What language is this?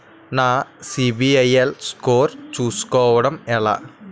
Telugu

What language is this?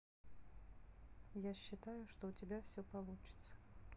Russian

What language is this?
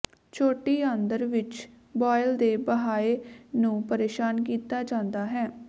Punjabi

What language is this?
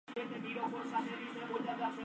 Spanish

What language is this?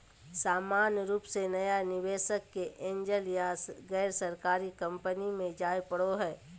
Magahi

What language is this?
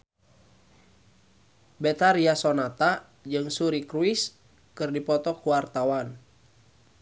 Sundanese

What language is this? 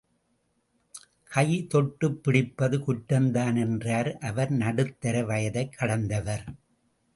Tamil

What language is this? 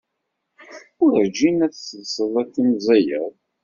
Kabyle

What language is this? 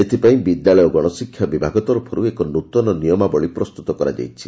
Odia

